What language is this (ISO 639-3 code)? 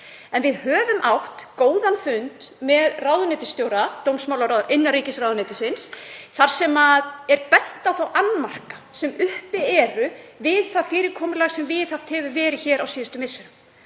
isl